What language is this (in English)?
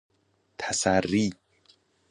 Persian